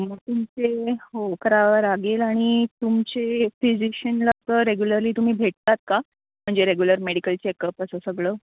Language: Marathi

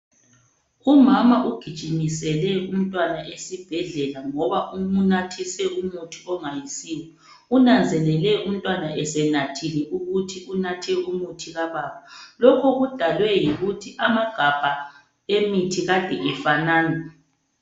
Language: North Ndebele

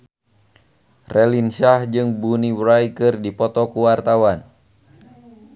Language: Sundanese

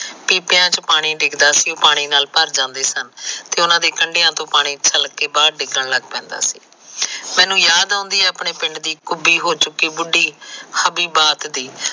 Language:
Punjabi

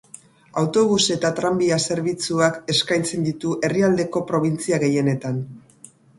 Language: Basque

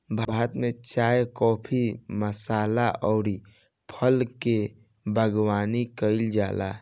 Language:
Bhojpuri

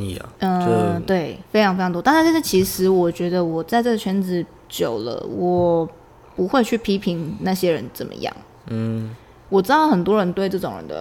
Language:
Chinese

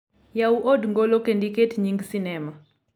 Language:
Luo (Kenya and Tanzania)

